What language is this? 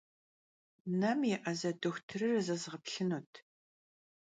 Kabardian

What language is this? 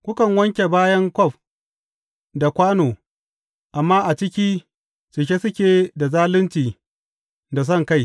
Hausa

